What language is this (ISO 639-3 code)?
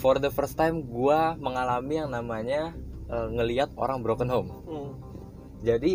ind